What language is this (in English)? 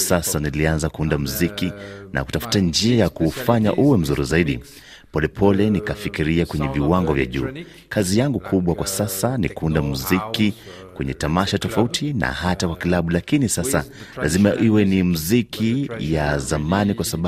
Swahili